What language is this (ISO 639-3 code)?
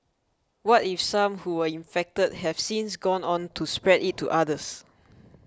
eng